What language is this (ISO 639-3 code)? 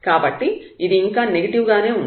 tel